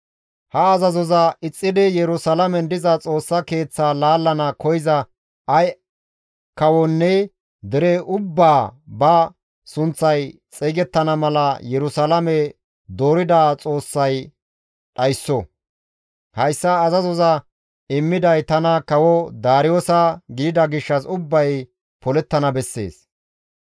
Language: Gamo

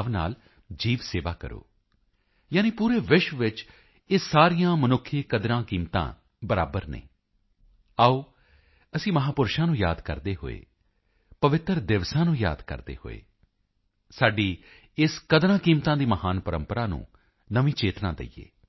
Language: Punjabi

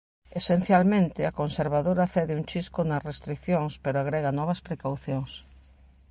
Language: Galician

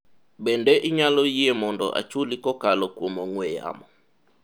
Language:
Luo (Kenya and Tanzania)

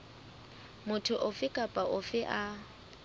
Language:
Southern Sotho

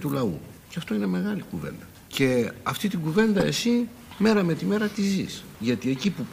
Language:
Greek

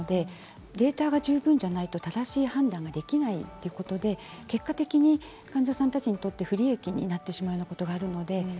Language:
Japanese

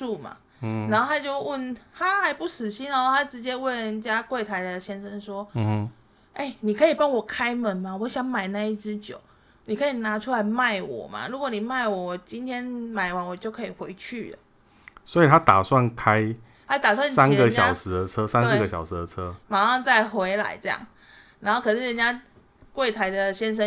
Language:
Chinese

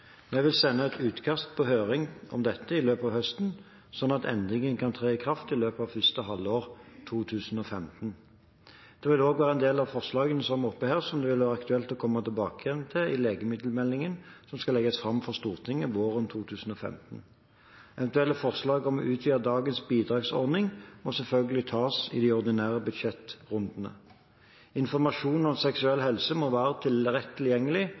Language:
Norwegian Bokmål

